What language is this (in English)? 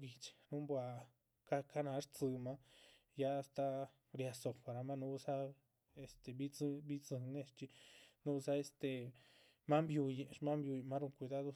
Chichicapan Zapotec